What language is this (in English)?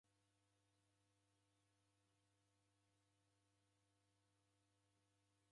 Taita